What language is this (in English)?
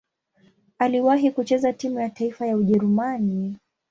Swahili